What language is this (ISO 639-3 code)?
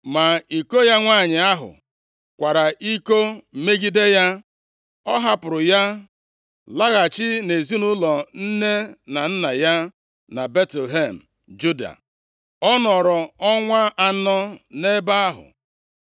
ibo